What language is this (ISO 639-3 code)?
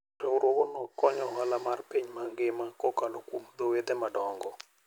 luo